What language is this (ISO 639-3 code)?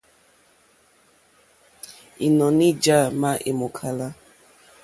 bri